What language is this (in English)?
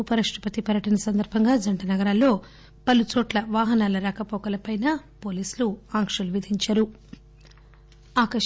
Telugu